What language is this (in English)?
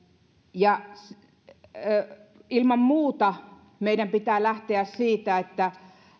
Finnish